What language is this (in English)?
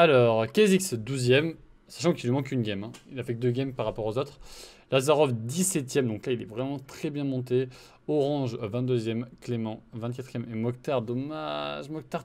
French